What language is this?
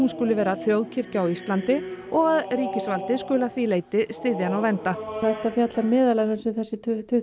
Icelandic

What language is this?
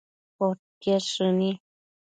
Matsés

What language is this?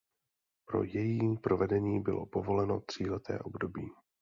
Czech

